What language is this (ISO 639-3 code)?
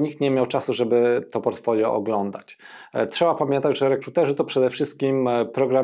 pol